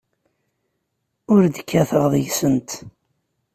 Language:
Kabyle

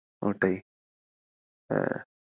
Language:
Bangla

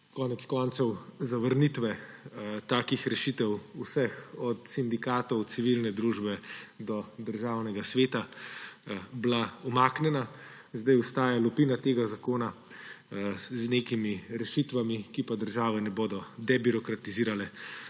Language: Slovenian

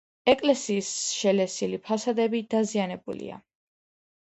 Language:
Georgian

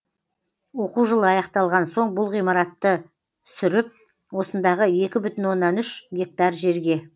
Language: Kazakh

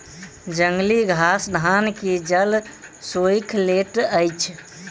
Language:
Maithili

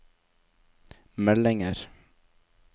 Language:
Norwegian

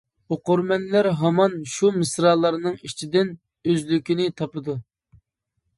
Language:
Uyghur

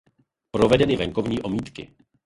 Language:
Czech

